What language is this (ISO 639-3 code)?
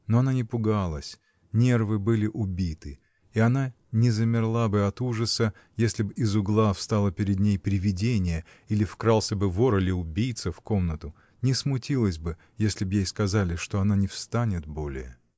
rus